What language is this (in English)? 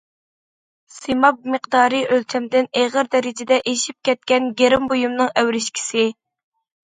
Uyghur